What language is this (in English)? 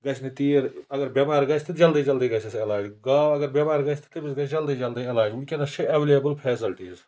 Kashmiri